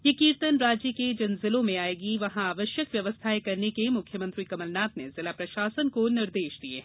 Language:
Hindi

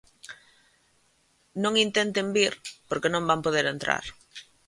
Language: Galician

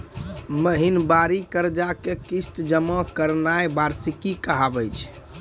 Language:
Maithili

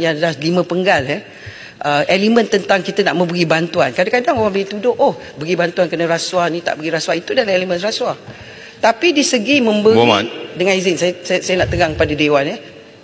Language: Malay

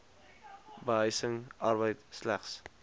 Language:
Afrikaans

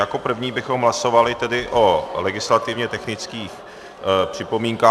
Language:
Czech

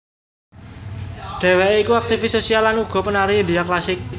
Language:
Javanese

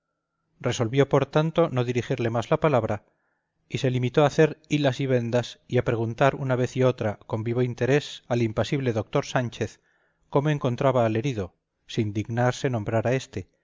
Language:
Spanish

